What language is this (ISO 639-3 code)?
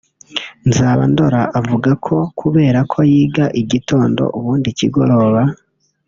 kin